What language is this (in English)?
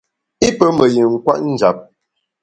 Bamun